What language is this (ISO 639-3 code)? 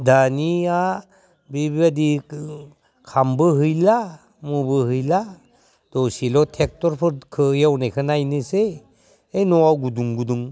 brx